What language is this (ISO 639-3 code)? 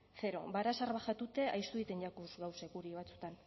eus